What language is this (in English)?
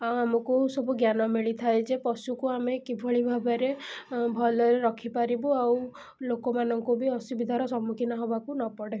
Odia